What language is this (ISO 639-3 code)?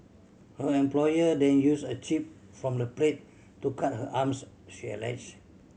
eng